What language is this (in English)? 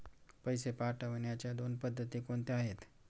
Marathi